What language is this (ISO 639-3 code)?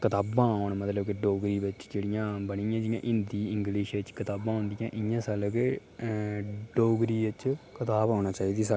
doi